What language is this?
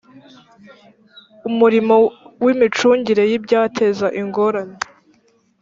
Kinyarwanda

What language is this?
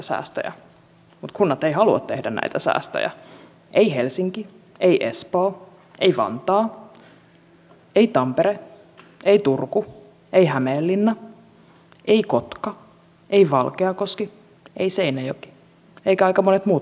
Finnish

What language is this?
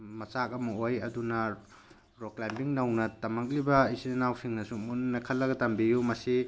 Manipuri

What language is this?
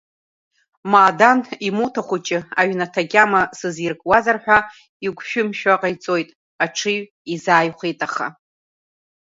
Abkhazian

